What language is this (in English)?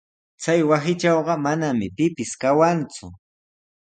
Sihuas Ancash Quechua